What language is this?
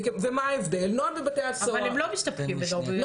Hebrew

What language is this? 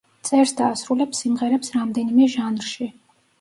Georgian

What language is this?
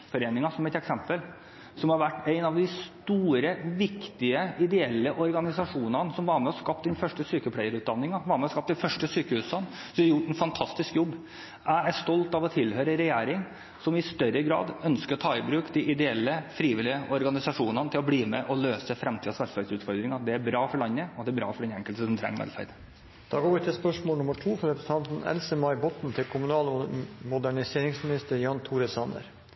Norwegian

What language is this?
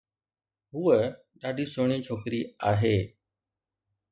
Sindhi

